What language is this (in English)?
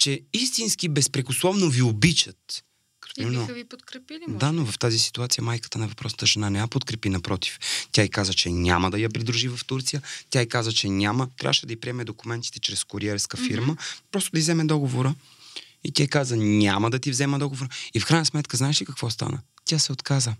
Bulgarian